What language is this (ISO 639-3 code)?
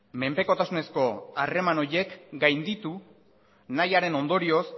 eus